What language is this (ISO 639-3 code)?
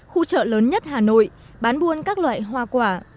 vie